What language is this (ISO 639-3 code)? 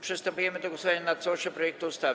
pol